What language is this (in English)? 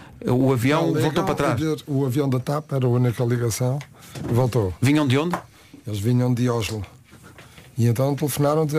Portuguese